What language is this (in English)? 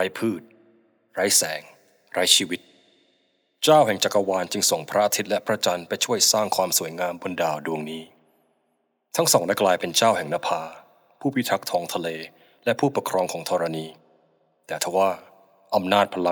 Thai